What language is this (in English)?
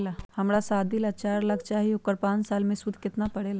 Magahi